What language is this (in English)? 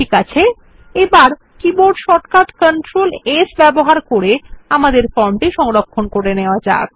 Bangla